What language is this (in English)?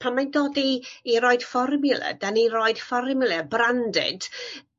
Welsh